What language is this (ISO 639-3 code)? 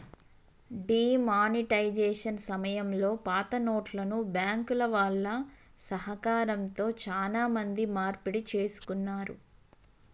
tel